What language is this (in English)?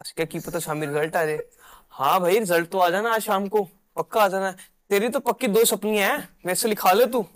Punjabi